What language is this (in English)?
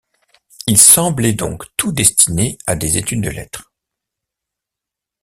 French